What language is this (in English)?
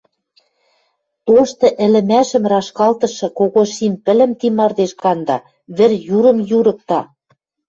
Western Mari